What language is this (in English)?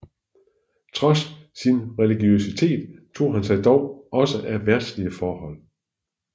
Danish